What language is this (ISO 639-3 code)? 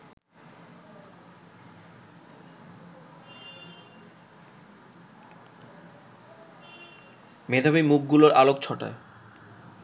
ben